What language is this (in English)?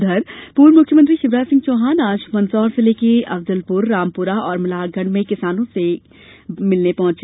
Hindi